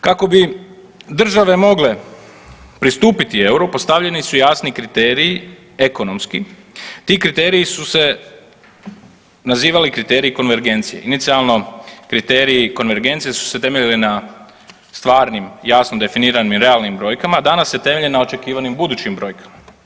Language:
Croatian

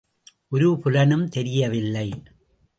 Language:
Tamil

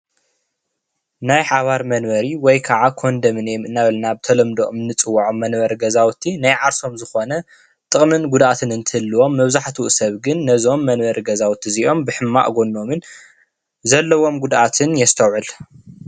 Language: Tigrinya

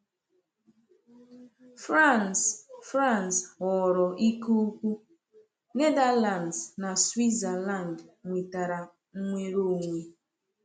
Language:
Igbo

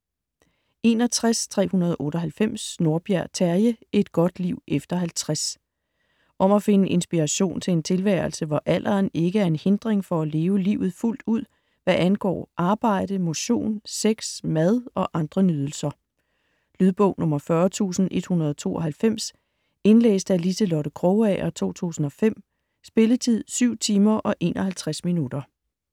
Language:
Danish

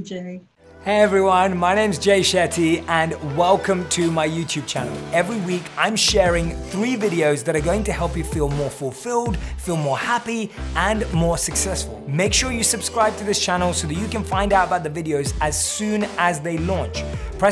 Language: English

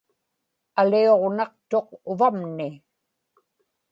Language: Inupiaq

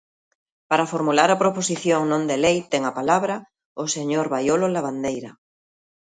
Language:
Galician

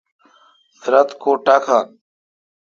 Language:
Kalkoti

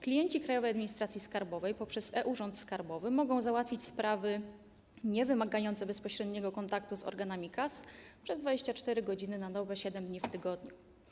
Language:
Polish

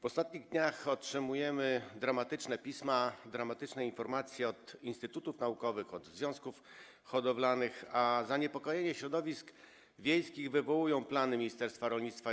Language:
Polish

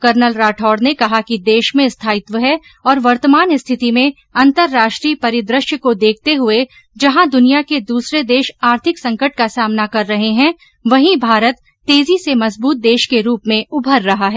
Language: Hindi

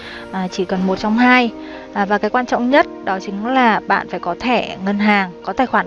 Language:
Vietnamese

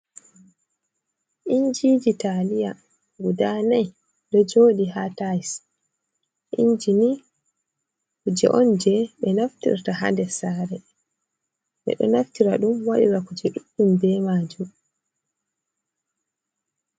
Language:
Fula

